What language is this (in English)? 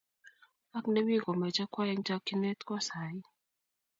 Kalenjin